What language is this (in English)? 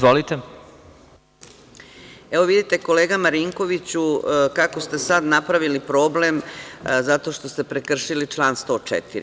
Serbian